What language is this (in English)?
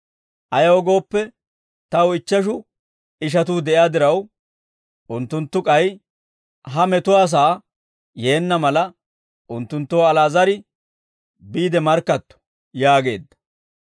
Dawro